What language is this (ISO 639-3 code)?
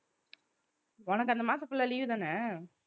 tam